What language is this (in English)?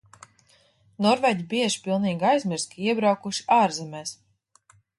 Latvian